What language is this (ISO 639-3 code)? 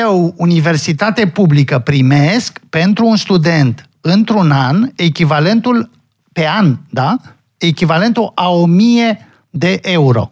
ron